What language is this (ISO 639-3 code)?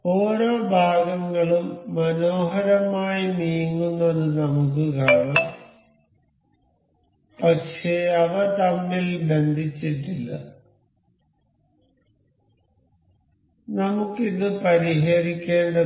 mal